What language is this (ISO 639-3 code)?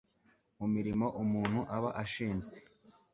kin